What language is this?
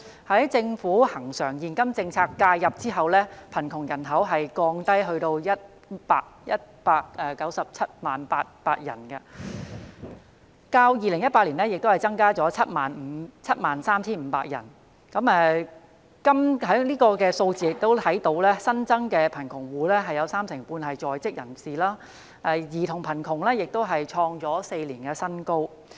Cantonese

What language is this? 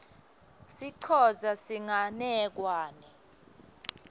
Swati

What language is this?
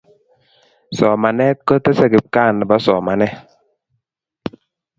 Kalenjin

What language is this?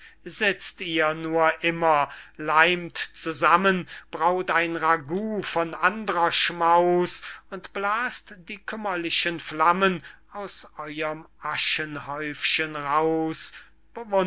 German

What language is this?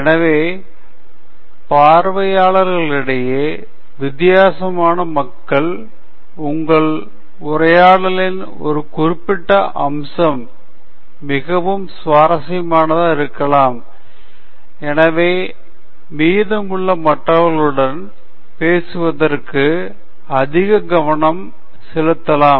Tamil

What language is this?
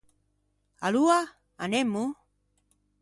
Ligurian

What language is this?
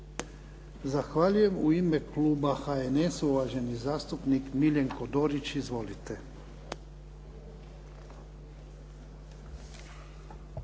Croatian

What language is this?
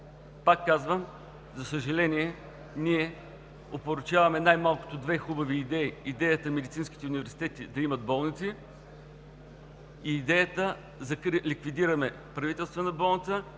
Bulgarian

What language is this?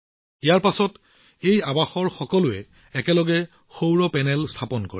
Assamese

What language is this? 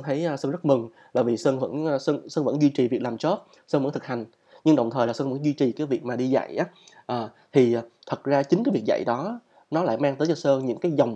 Vietnamese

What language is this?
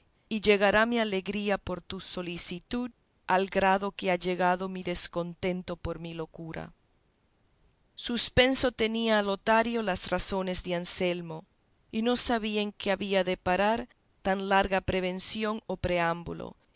Spanish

